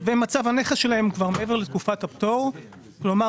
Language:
Hebrew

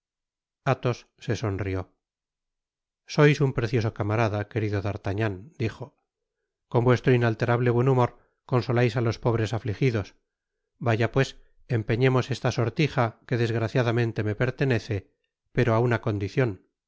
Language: Spanish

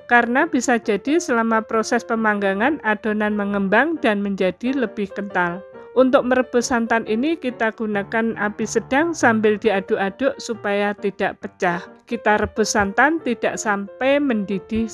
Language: Indonesian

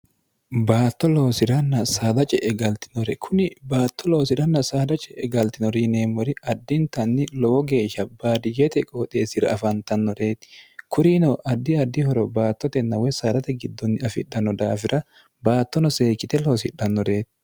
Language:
Sidamo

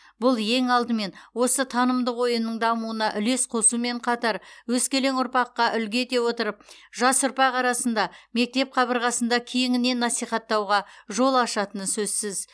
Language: Kazakh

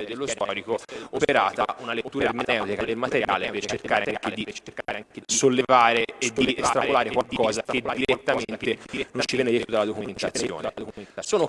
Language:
Italian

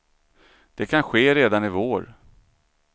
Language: Swedish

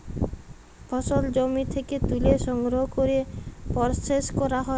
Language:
Bangla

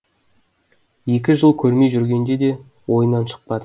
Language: Kazakh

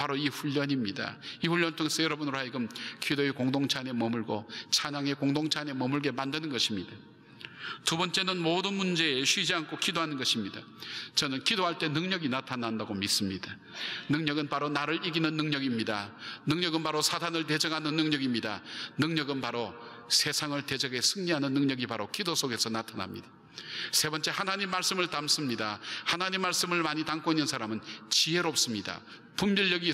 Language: Korean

